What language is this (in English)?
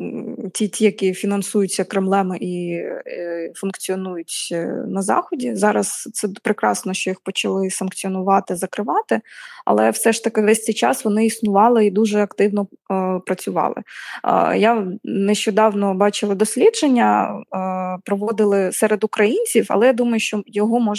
Ukrainian